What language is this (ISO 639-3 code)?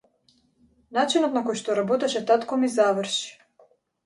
mkd